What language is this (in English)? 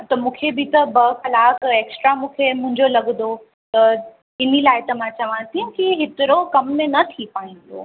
Sindhi